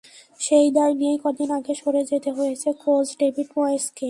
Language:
Bangla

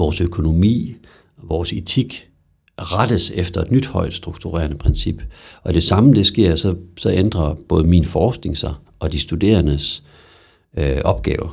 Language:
Danish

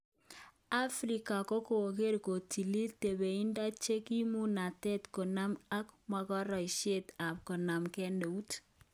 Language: Kalenjin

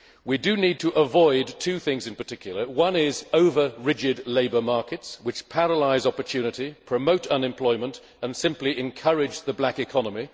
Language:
English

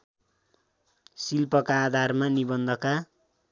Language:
Nepali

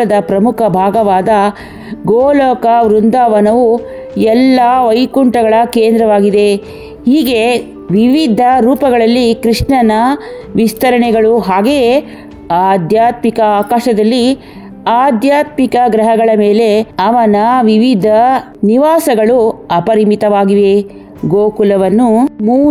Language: Kannada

